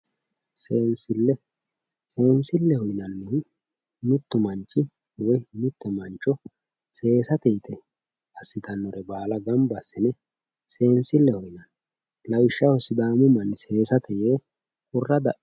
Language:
Sidamo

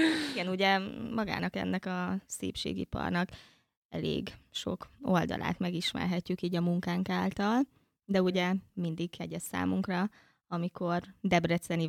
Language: Hungarian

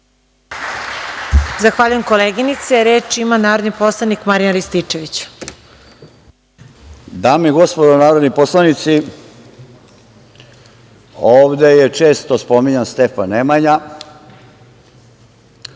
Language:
Serbian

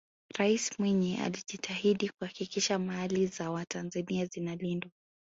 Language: Swahili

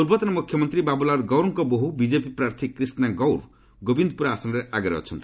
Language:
Odia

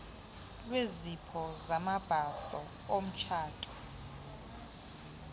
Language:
Xhosa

